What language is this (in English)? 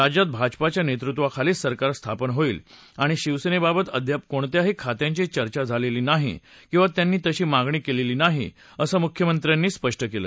Marathi